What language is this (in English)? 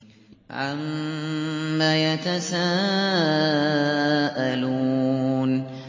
Arabic